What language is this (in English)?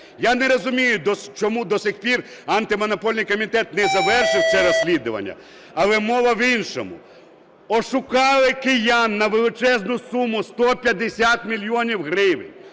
Ukrainian